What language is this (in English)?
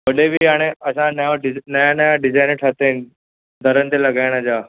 Sindhi